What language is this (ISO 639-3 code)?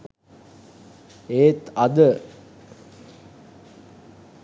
sin